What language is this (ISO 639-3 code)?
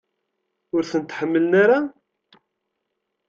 kab